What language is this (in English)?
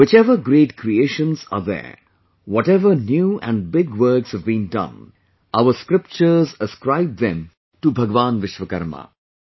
English